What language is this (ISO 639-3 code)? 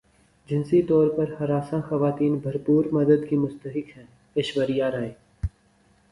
urd